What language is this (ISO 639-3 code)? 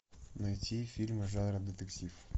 rus